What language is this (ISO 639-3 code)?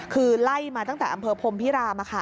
tha